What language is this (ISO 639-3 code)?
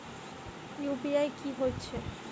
mai